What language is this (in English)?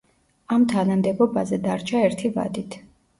Georgian